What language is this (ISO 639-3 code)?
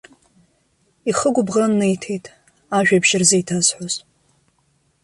abk